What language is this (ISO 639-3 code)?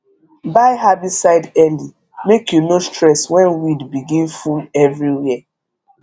pcm